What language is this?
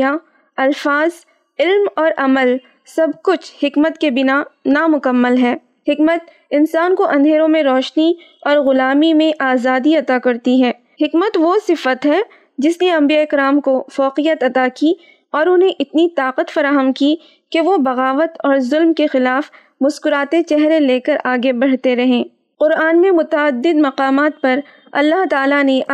Urdu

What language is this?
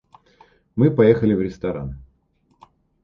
Russian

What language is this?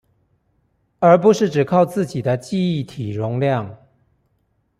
Chinese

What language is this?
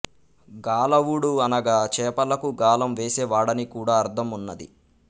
Telugu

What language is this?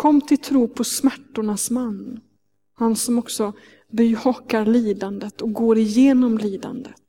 Swedish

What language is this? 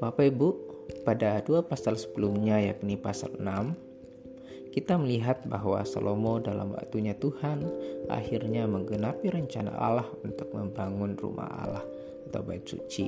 Indonesian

